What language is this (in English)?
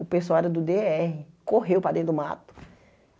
Portuguese